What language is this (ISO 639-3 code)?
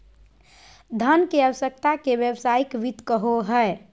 mag